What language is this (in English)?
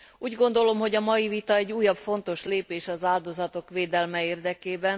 Hungarian